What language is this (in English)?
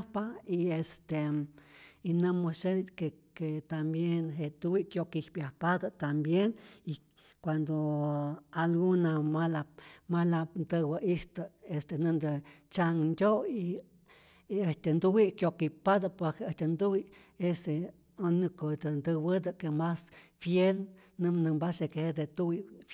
Rayón Zoque